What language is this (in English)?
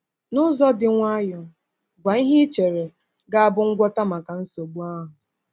Igbo